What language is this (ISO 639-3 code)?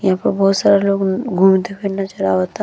bho